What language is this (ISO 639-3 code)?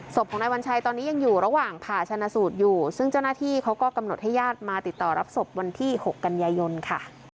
tha